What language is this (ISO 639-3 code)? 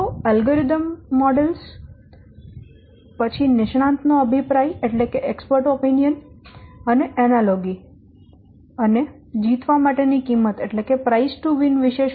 guj